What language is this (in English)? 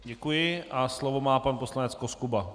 Czech